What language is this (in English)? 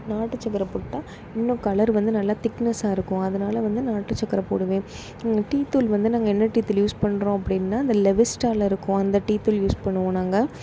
Tamil